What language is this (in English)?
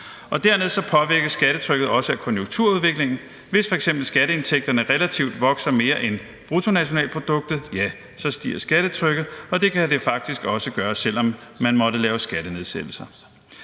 Danish